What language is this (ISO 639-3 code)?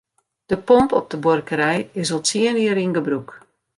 fry